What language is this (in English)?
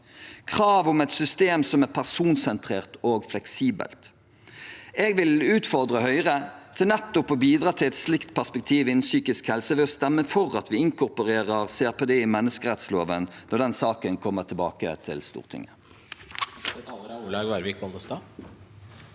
Norwegian